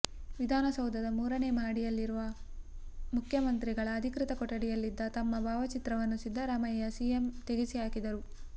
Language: Kannada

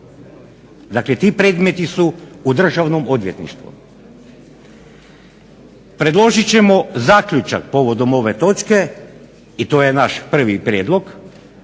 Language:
Croatian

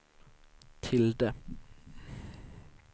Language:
Swedish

